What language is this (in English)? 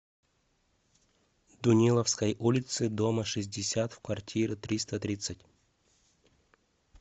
Russian